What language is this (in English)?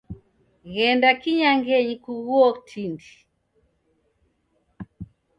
Taita